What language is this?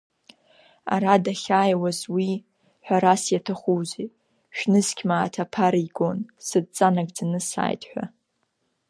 Abkhazian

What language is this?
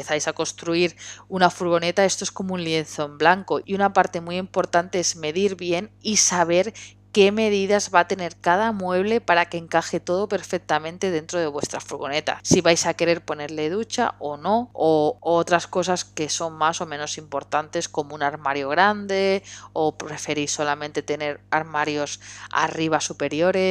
Spanish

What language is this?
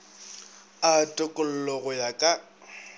Northern Sotho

